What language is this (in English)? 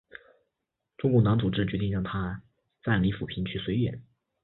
Chinese